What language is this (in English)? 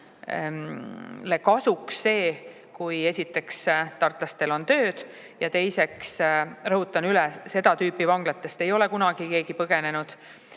Estonian